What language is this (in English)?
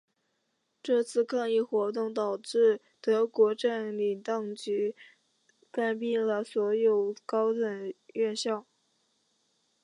Chinese